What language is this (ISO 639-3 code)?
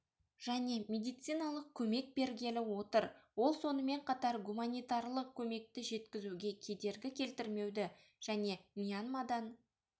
kaz